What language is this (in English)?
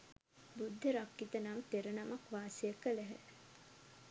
Sinhala